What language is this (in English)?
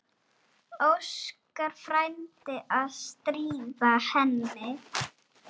Icelandic